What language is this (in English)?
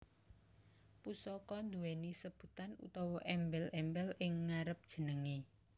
Javanese